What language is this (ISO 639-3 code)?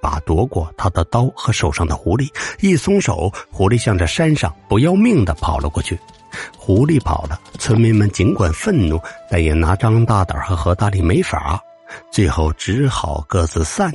zho